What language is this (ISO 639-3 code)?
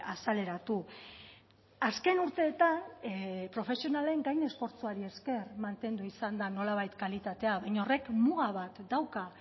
eus